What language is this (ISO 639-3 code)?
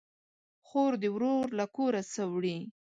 pus